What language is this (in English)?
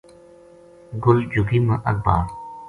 Gujari